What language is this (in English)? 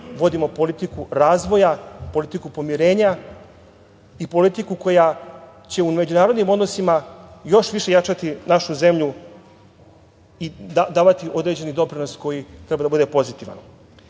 Serbian